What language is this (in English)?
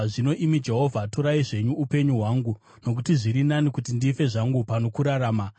Shona